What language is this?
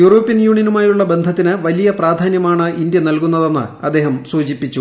Malayalam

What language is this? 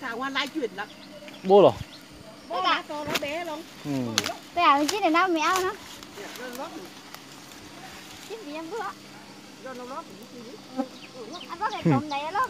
Vietnamese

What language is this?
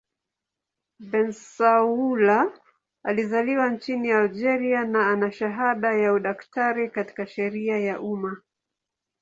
Swahili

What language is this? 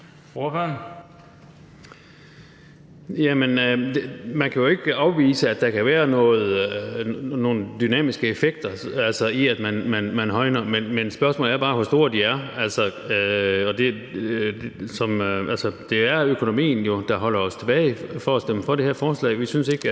Danish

